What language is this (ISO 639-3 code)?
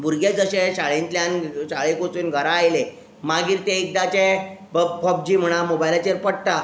kok